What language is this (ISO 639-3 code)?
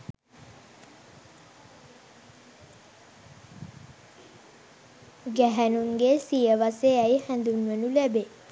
sin